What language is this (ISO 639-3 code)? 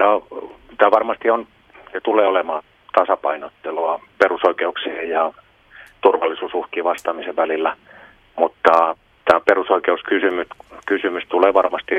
fin